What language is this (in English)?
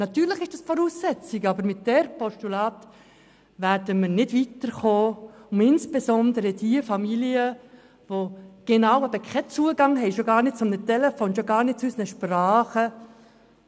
Swiss German